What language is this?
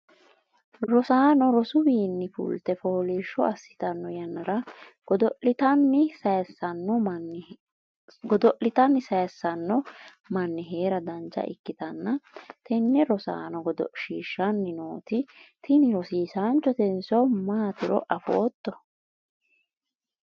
Sidamo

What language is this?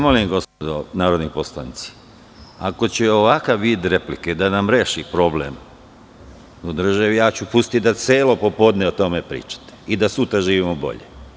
Serbian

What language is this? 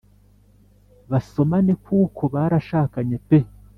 Kinyarwanda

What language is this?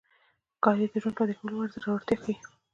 Pashto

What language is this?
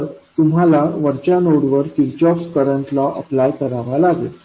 Marathi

